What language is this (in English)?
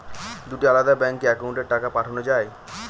Bangla